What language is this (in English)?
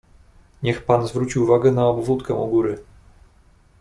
Polish